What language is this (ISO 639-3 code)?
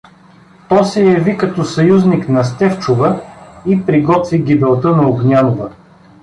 bul